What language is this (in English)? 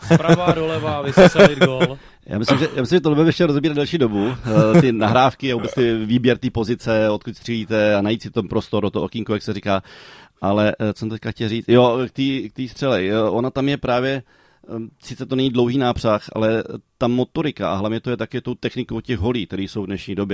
Czech